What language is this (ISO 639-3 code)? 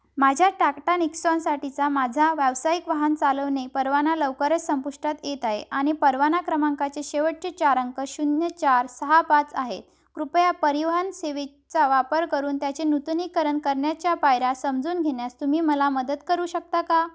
mar